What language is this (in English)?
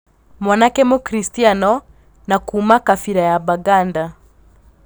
Kikuyu